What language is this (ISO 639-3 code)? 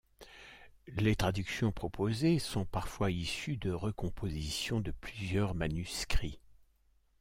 fra